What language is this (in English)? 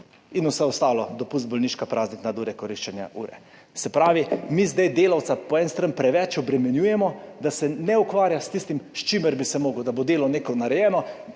Slovenian